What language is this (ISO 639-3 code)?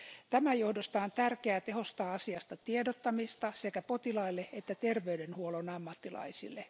fin